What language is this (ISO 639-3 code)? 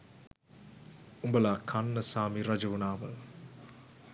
sin